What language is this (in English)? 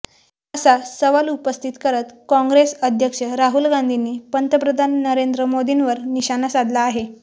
Marathi